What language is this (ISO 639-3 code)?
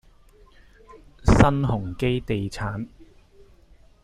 yue